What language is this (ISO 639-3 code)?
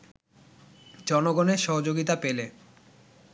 ben